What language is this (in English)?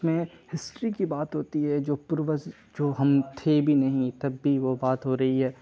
Urdu